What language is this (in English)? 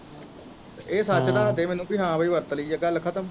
Punjabi